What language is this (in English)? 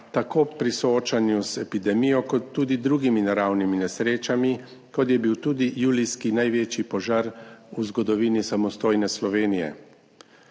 Slovenian